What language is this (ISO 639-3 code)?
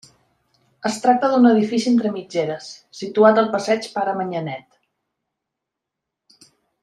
cat